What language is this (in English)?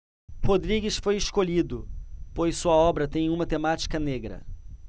Portuguese